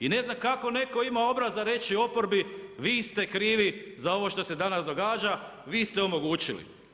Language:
Croatian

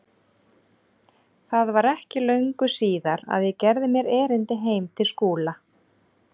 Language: Icelandic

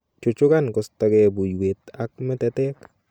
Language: Kalenjin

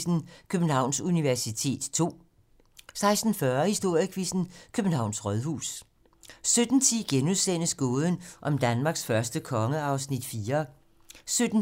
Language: Danish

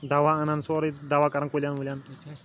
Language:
Kashmiri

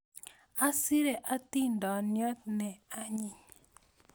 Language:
Kalenjin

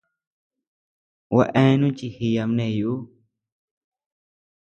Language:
Tepeuxila Cuicatec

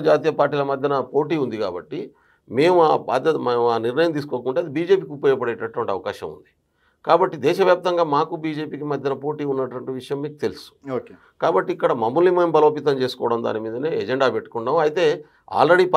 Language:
Telugu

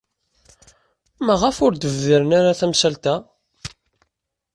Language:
Kabyle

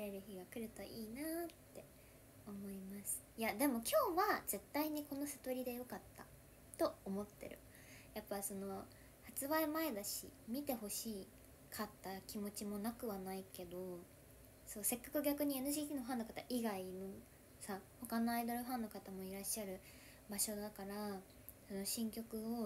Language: Japanese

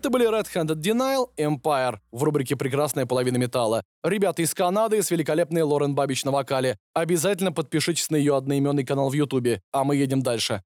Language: Russian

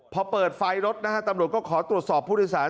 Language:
Thai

